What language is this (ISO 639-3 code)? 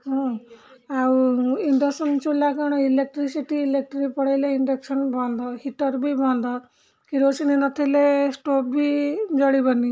ori